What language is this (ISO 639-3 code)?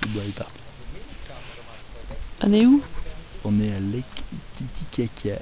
fra